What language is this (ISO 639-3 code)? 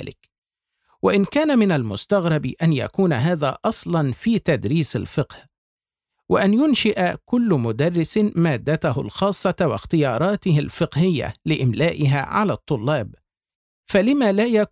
ara